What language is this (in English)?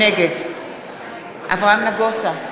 Hebrew